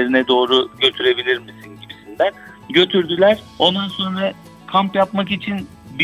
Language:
Turkish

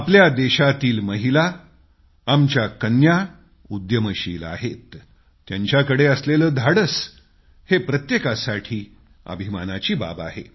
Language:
Marathi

